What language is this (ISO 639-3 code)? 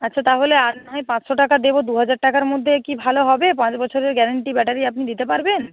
ben